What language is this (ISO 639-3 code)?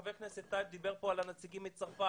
heb